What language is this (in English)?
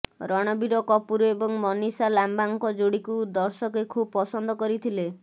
Odia